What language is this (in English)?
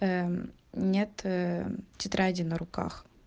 Russian